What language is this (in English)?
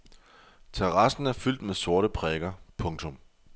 Danish